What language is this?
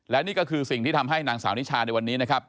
Thai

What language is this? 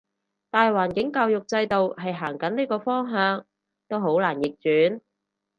Cantonese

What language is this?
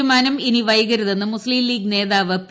Malayalam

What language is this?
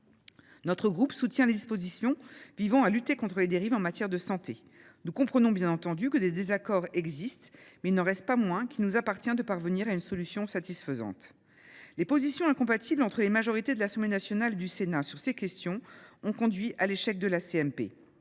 French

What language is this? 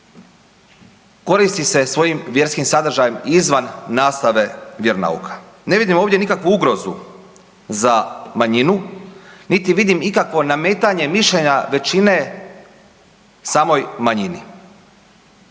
Croatian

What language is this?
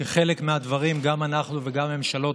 Hebrew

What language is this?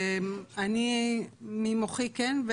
Hebrew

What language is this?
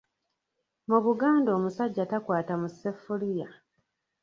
Ganda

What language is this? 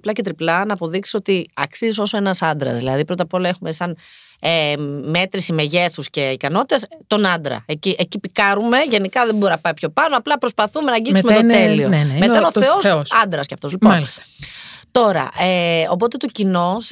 Greek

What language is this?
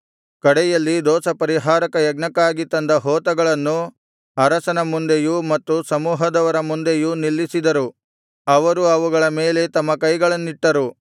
Kannada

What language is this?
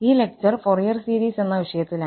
Malayalam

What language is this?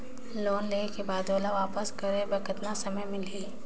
Chhattisgarhi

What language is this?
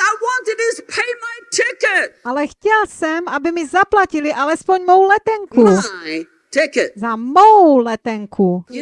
Czech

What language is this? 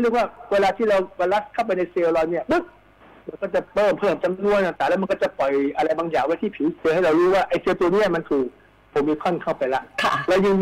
Thai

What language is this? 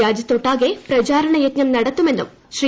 Malayalam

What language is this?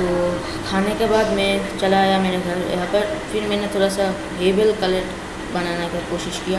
Hindi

